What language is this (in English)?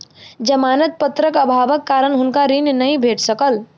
Maithili